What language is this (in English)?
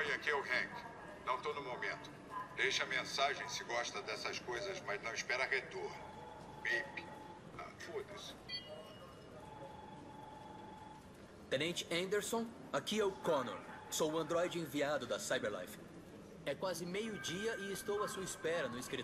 Portuguese